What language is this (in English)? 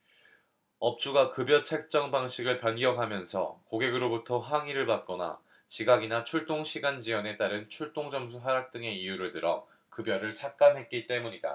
Korean